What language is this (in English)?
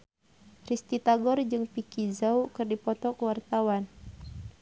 Sundanese